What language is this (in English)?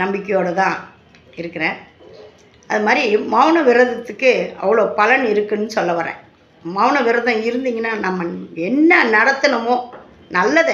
Tamil